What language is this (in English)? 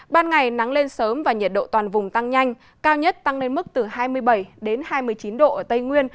Vietnamese